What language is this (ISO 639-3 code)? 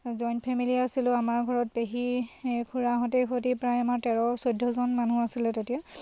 asm